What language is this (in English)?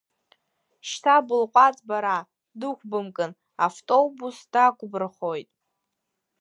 Abkhazian